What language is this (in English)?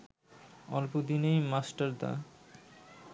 Bangla